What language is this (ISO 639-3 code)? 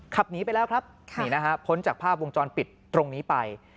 tha